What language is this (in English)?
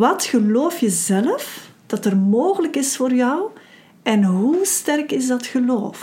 Dutch